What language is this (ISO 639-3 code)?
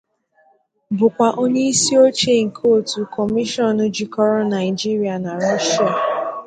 ibo